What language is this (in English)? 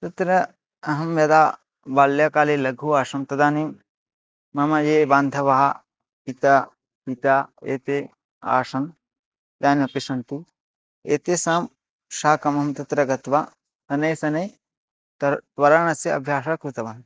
Sanskrit